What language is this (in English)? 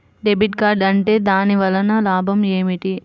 Telugu